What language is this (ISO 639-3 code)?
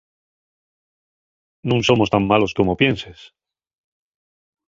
ast